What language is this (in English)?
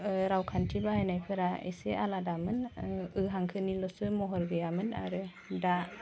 Bodo